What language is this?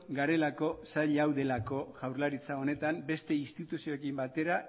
Basque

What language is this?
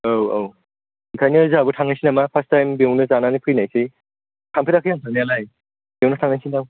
Bodo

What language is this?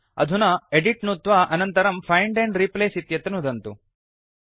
Sanskrit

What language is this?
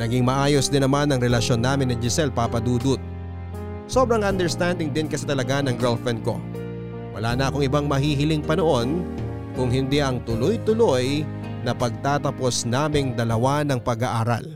Filipino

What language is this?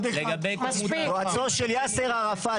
Hebrew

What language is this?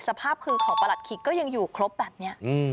Thai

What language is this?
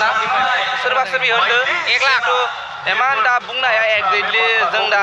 Thai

